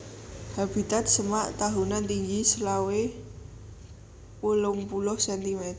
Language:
Javanese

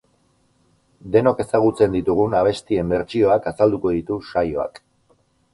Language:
Basque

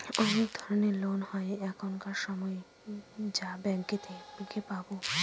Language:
Bangla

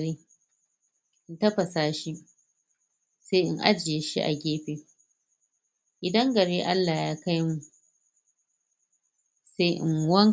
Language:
Hausa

